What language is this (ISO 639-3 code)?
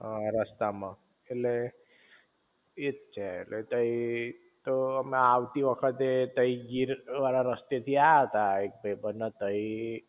guj